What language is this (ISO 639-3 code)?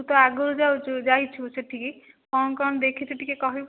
ori